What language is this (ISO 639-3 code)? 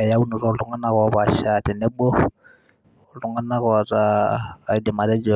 mas